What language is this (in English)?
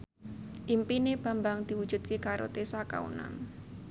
Javanese